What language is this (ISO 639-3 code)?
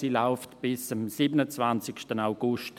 gsw